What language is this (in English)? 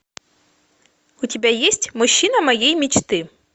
Russian